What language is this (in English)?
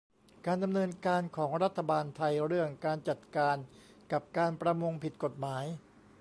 Thai